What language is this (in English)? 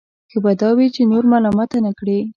Pashto